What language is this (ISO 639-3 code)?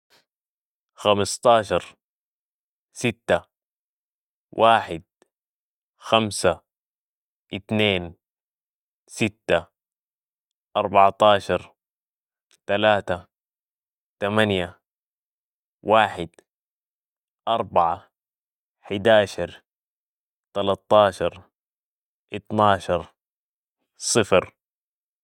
apd